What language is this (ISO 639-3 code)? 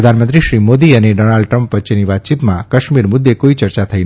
guj